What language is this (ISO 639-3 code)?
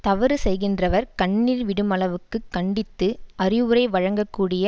tam